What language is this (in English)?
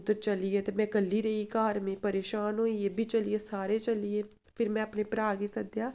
Dogri